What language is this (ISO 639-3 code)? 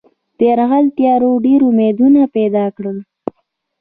pus